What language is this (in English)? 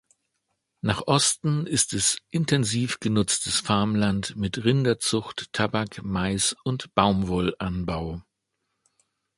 German